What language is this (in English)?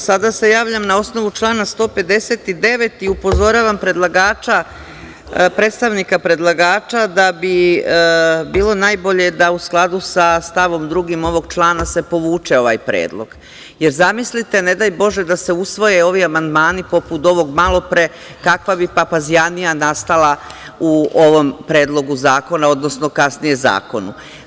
Serbian